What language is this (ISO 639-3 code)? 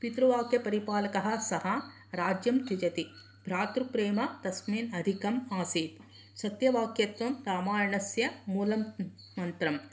san